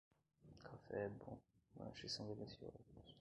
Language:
Portuguese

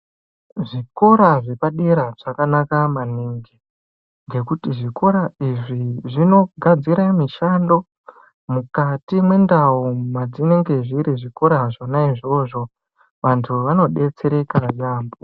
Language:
Ndau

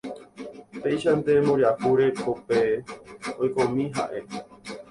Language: Guarani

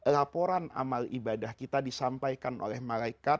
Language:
Indonesian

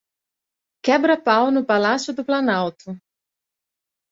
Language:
Portuguese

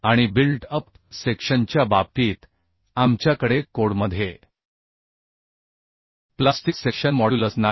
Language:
Marathi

